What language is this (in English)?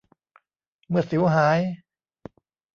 Thai